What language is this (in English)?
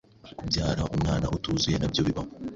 Kinyarwanda